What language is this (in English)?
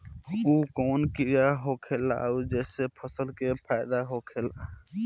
Bhojpuri